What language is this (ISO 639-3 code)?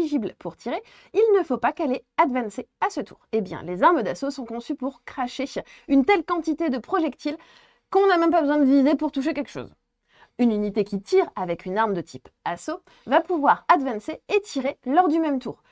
fra